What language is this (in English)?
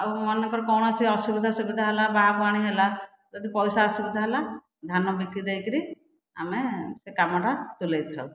Odia